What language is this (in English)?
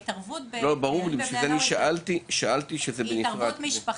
Hebrew